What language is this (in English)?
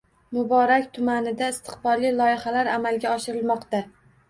Uzbek